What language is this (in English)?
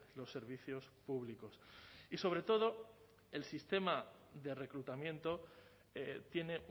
Spanish